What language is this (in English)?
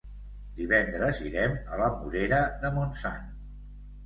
Catalan